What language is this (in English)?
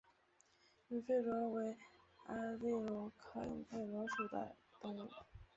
Chinese